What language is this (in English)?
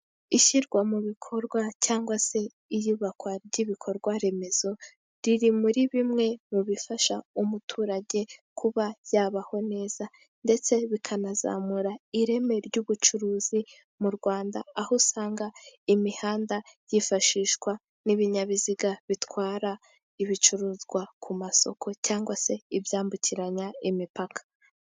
Kinyarwanda